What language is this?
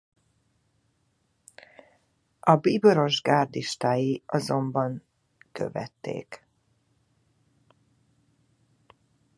Hungarian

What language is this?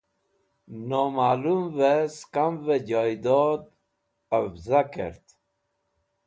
Wakhi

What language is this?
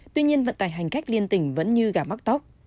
Vietnamese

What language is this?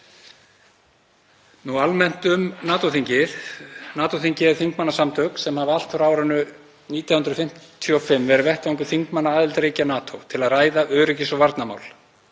Icelandic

